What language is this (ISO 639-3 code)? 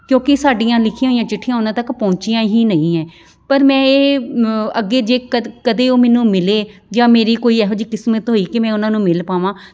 pan